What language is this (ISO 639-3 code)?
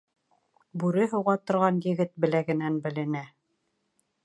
bak